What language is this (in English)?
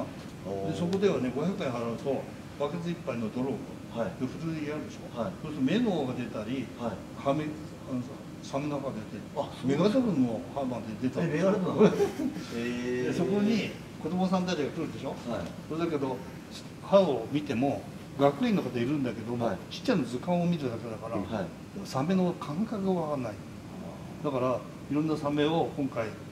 Japanese